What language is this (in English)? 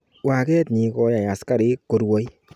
Kalenjin